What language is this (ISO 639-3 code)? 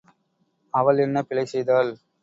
tam